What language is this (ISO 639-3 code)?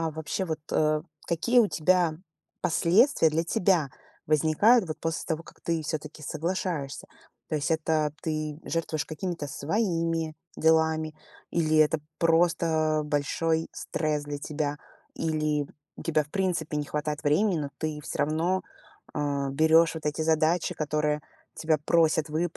rus